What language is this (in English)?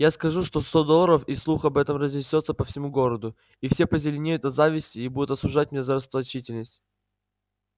Russian